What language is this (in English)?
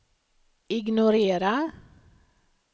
Swedish